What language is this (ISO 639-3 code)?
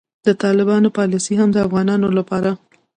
pus